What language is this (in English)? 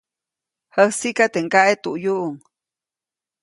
Copainalá Zoque